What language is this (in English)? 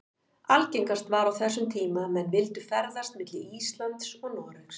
Icelandic